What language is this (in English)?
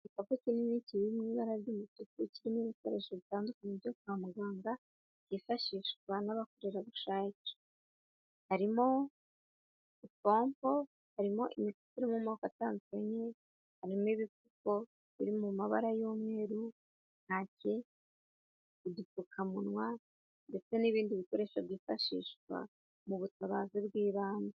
Kinyarwanda